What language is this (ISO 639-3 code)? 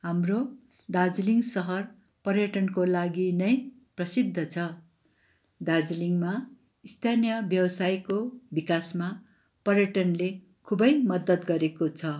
nep